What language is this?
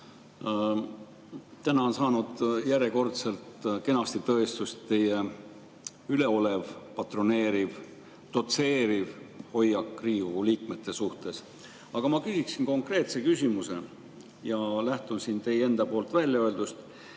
Estonian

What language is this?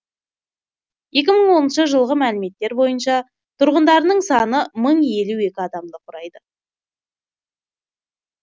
Kazakh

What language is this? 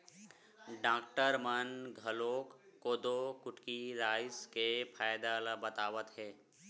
Chhattisgarhi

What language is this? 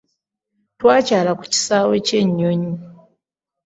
Ganda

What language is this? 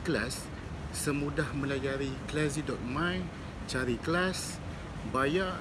Malay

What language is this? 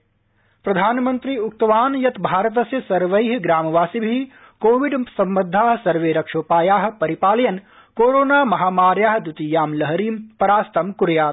Sanskrit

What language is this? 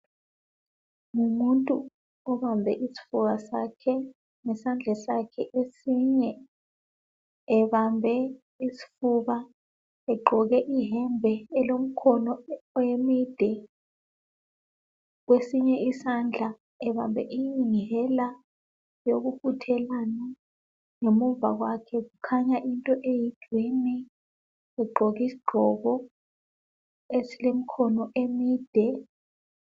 North Ndebele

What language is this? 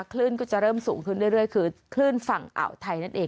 Thai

